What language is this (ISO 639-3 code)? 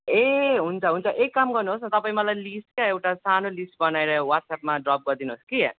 nep